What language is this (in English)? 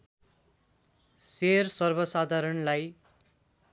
Nepali